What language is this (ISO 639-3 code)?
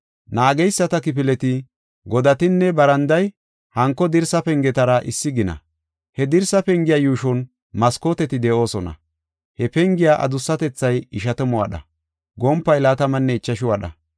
gof